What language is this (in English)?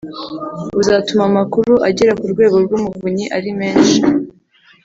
Kinyarwanda